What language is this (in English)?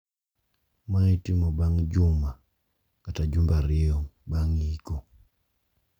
Luo (Kenya and Tanzania)